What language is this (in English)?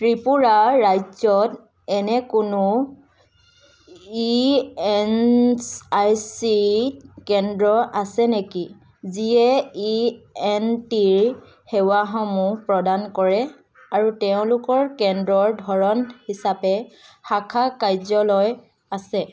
Assamese